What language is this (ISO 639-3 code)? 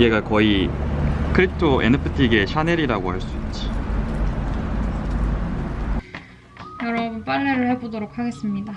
kor